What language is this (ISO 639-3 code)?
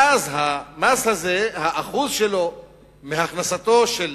heb